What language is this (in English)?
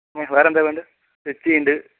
Malayalam